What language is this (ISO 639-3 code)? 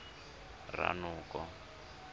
tsn